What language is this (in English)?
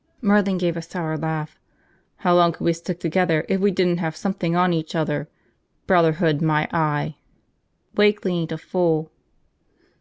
English